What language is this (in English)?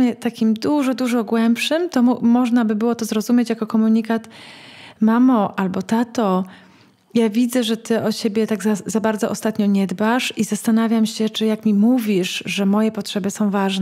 Polish